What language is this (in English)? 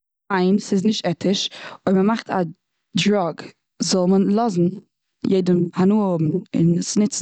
Yiddish